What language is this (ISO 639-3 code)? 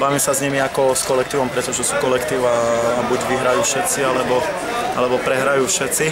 slk